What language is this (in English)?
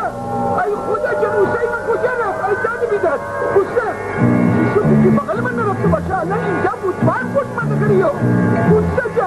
Persian